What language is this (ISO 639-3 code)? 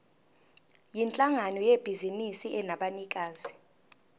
zul